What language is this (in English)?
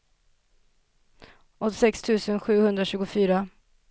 Swedish